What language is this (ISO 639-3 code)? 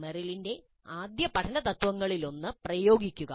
mal